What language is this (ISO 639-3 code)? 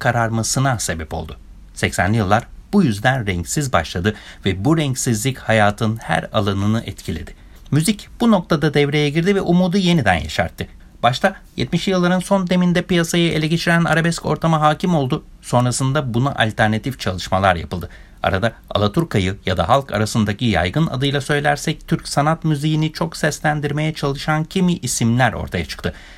tur